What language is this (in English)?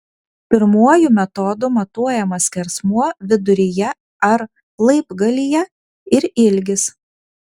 Lithuanian